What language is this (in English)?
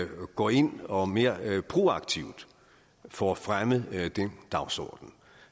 Danish